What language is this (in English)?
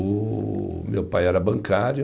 Portuguese